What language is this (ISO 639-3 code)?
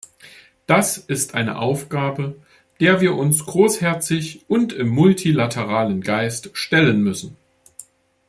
deu